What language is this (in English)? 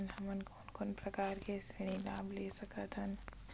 Chhattisgarhi